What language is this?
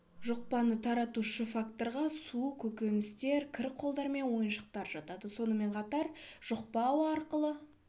Kazakh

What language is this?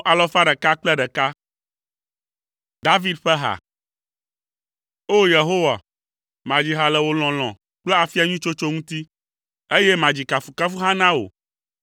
Ewe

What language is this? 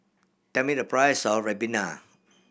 English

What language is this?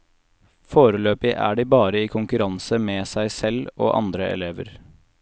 Norwegian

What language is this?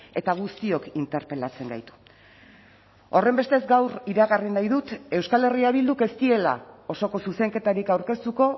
Basque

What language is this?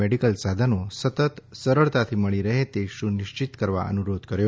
Gujarati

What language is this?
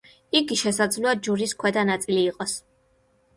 Georgian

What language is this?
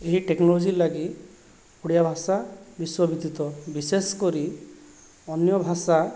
Odia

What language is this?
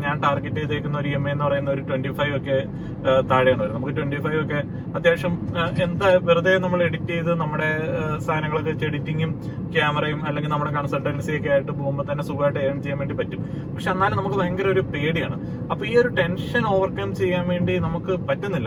Malayalam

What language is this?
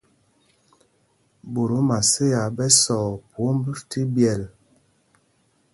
Mpumpong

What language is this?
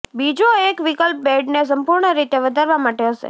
Gujarati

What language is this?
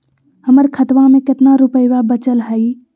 Magahi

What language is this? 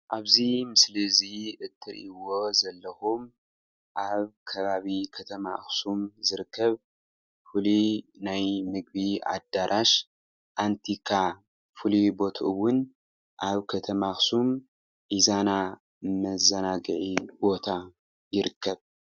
Tigrinya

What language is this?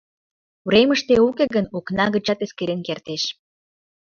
Mari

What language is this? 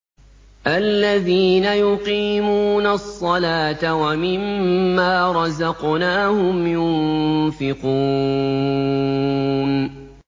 Arabic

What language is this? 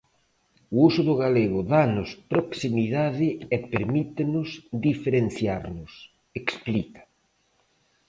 Galician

